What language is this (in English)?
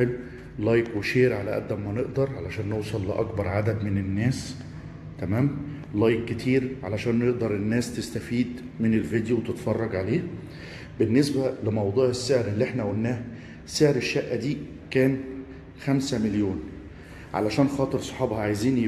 Arabic